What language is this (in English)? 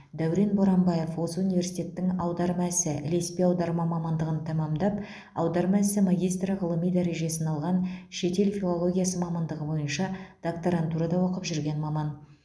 Kazakh